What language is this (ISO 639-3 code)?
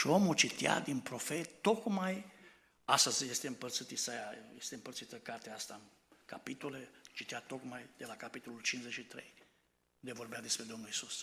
ron